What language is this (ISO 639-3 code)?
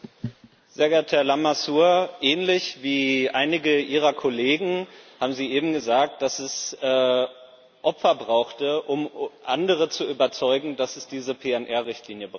deu